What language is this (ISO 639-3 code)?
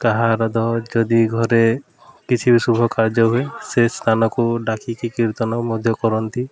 ori